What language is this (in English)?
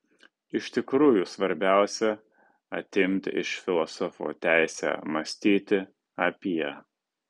Lithuanian